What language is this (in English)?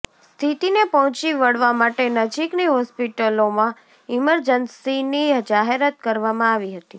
Gujarati